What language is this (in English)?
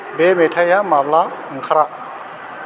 Bodo